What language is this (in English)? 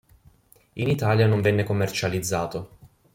Italian